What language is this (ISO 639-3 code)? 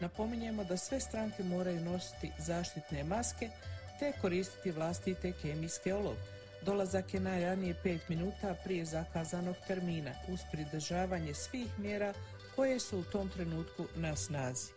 hrv